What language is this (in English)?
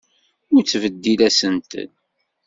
Kabyle